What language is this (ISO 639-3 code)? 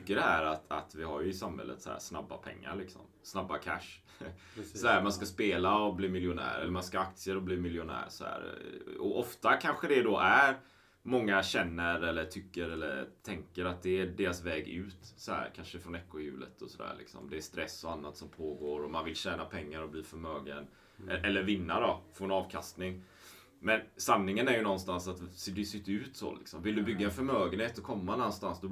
swe